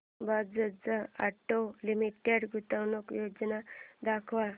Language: Marathi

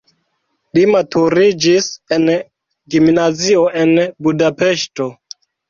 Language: Esperanto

